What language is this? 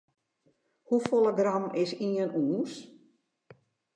Western Frisian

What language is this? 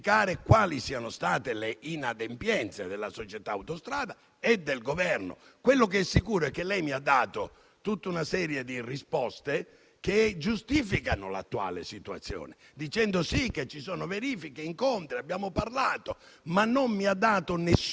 Italian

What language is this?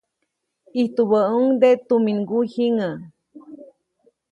Copainalá Zoque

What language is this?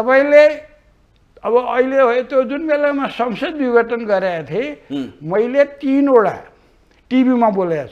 Hindi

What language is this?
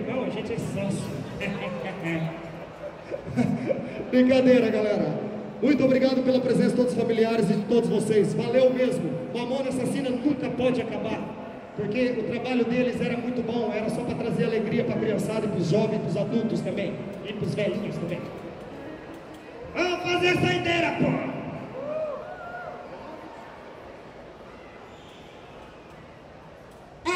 Portuguese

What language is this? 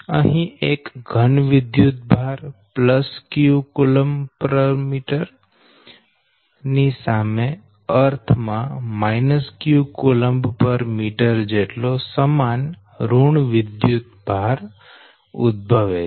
Gujarati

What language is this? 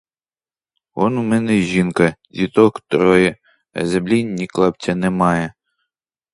Ukrainian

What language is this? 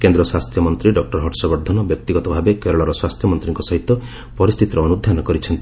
Odia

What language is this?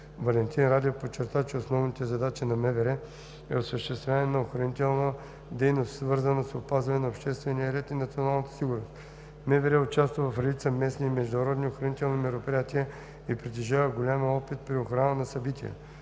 Bulgarian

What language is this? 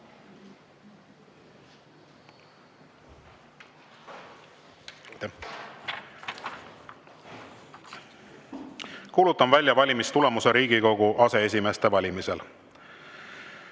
Estonian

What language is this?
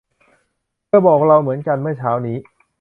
Thai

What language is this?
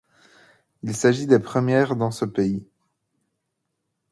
French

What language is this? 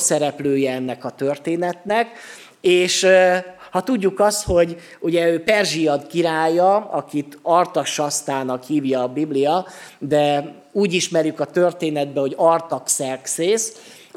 Hungarian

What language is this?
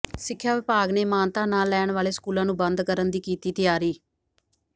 Punjabi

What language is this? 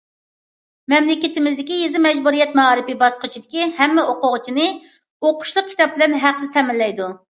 Uyghur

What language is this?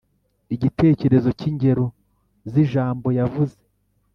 Kinyarwanda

